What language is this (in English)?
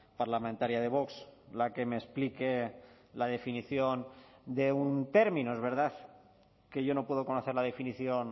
Spanish